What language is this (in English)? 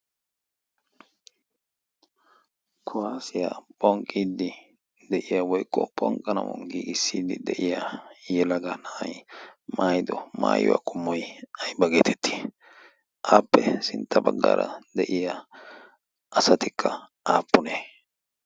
Wolaytta